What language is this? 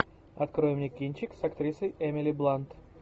Russian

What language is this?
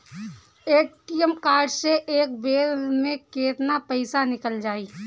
Bhojpuri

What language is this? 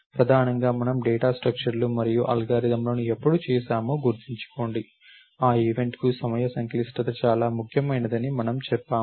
Telugu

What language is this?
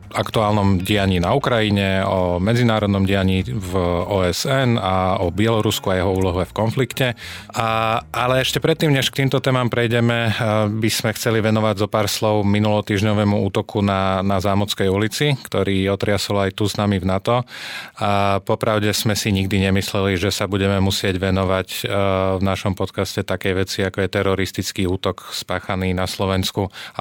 Slovak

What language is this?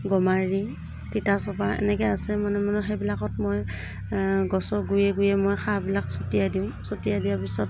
Assamese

